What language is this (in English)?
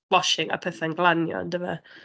Welsh